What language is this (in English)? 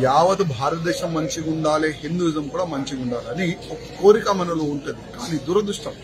Telugu